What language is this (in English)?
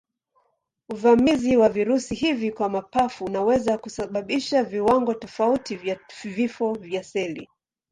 Swahili